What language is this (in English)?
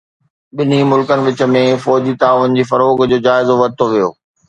Sindhi